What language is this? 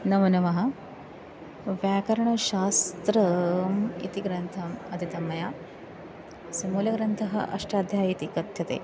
Sanskrit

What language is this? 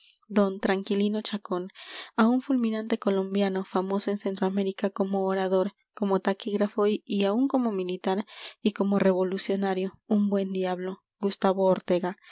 Spanish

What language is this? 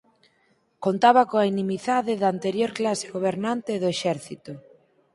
Galician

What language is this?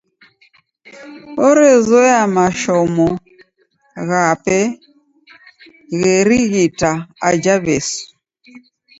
Taita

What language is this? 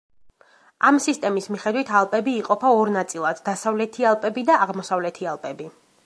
Georgian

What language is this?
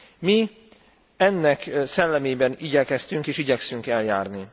Hungarian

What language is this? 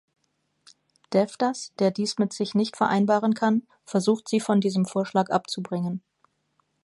German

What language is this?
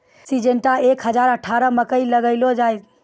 Maithili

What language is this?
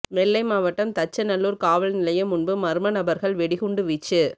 Tamil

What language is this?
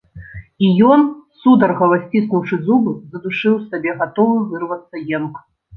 Belarusian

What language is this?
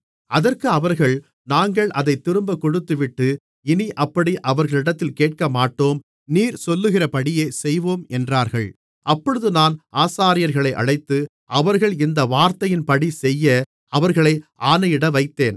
Tamil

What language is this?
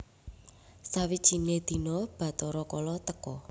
Javanese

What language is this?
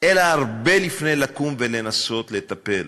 Hebrew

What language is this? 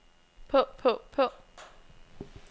Danish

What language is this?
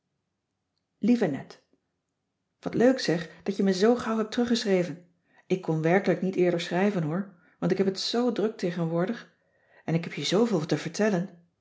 Dutch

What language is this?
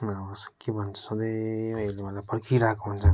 Nepali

